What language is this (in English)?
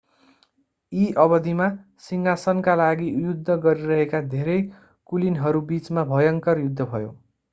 Nepali